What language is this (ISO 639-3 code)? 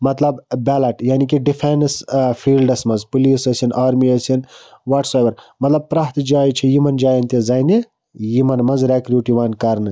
kas